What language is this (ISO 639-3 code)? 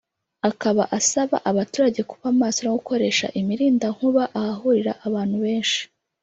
kin